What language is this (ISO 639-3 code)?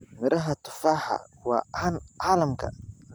som